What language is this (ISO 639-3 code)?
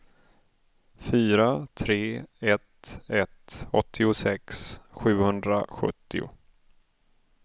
swe